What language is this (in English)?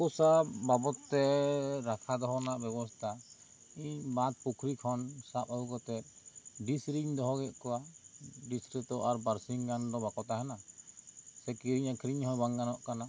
Santali